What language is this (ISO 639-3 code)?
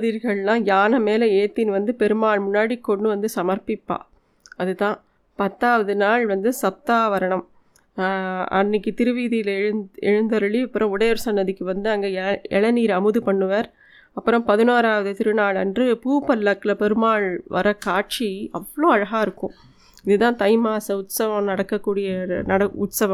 tam